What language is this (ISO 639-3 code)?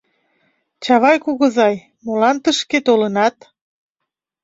chm